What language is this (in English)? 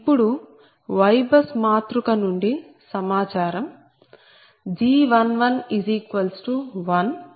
Telugu